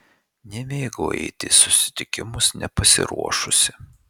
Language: Lithuanian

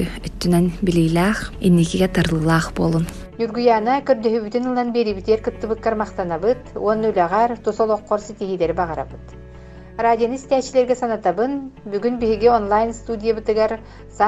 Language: Russian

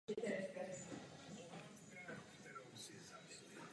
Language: Czech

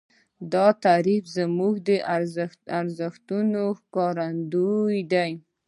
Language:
Pashto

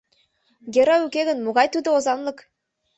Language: Mari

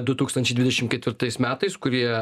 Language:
Lithuanian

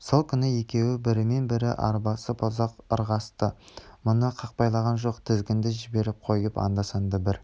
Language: Kazakh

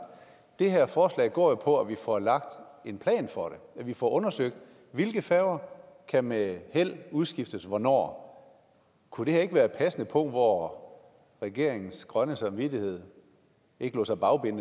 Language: Danish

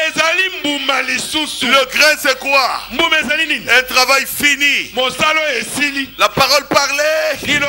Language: French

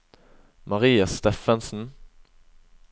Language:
Norwegian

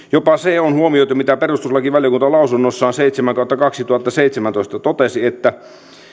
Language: Finnish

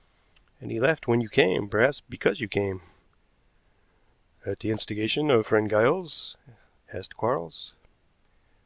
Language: English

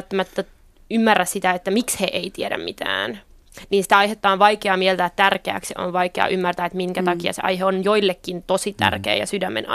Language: Finnish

